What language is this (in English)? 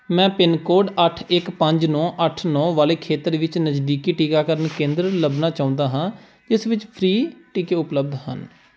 Punjabi